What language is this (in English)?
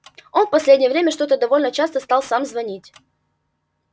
Russian